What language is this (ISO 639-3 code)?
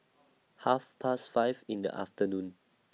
eng